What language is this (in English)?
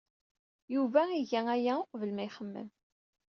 Kabyle